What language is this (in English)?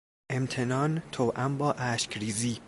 Persian